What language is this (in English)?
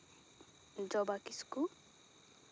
Santali